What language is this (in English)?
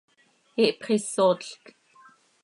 Seri